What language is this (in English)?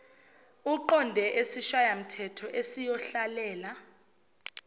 Zulu